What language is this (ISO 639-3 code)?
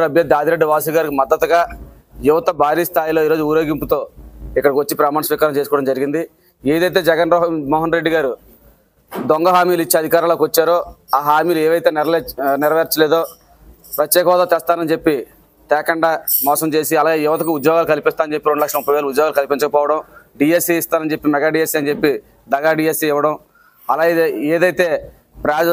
tel